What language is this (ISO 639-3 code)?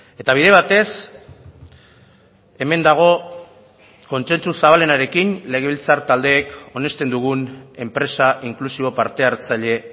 eus